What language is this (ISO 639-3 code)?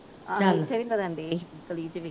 pan